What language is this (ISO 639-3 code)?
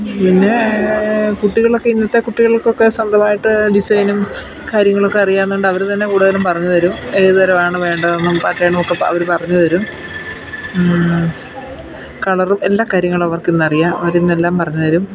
mal